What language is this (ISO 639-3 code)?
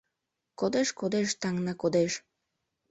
chm